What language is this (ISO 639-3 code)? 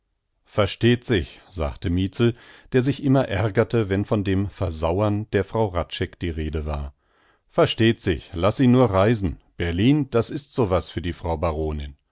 deu